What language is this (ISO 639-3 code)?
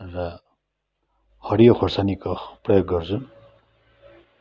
nep